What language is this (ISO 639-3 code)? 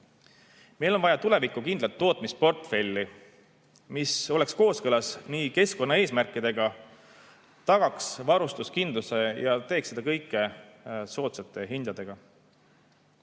est